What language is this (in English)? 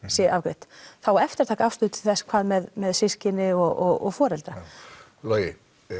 Icelandic